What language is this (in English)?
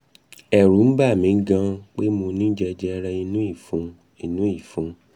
Yoruba